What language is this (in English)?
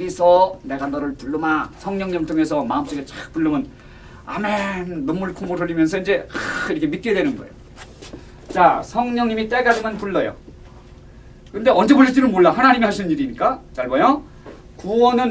Korean